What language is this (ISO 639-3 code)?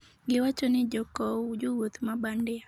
luo